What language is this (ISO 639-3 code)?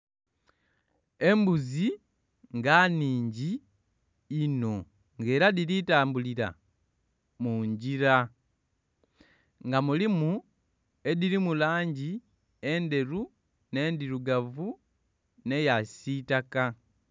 xog